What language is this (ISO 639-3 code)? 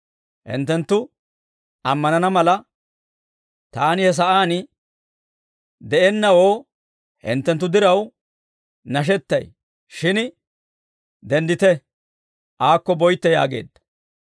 dwr